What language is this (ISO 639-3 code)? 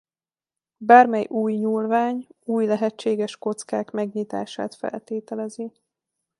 hun